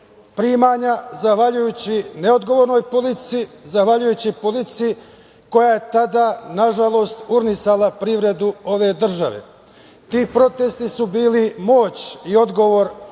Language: Serbian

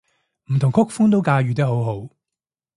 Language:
Cantonese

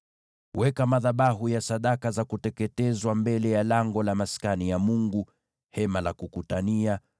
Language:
Swahili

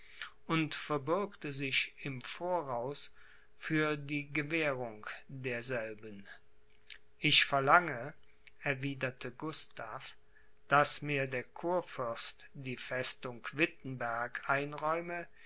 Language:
German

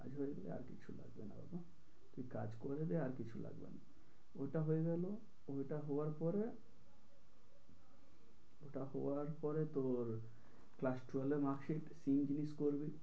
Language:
Bangla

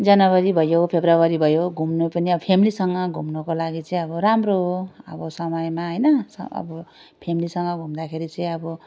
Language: Nepali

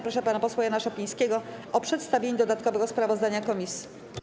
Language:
Polish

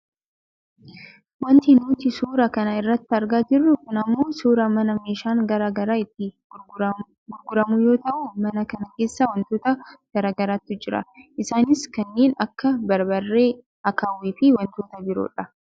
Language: Oromo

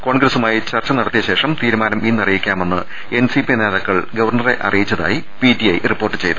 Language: Malayalam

